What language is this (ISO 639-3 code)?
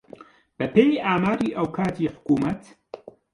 ckb